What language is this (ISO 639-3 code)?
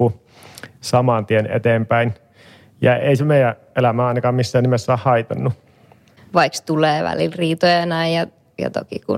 fin